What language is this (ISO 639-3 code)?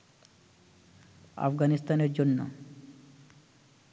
ben